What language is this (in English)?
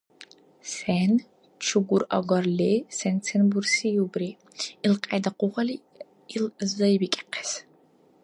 Dargwa